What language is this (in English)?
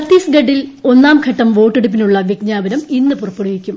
Malayalam